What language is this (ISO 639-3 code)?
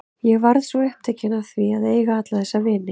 isl